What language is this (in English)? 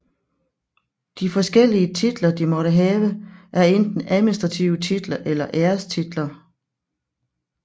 Danish